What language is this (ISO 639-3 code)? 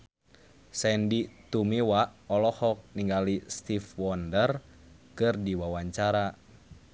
sun